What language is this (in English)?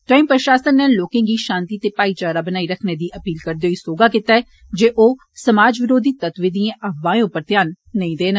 Dogri